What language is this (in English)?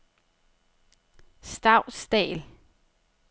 Danish